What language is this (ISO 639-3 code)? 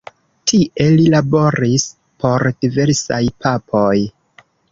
epo